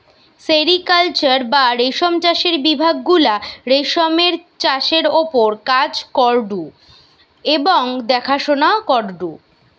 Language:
Bangla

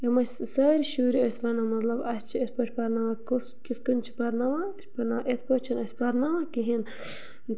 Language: Kashmiri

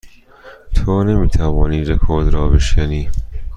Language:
Persian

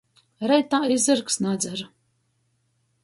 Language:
Latgalian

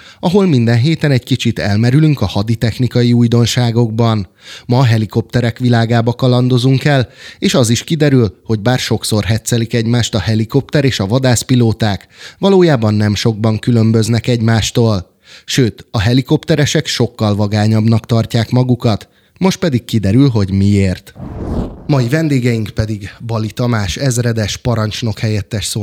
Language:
Hungarian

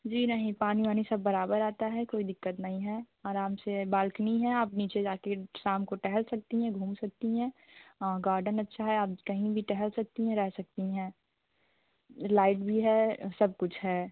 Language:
Hindi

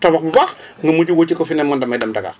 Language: Wolof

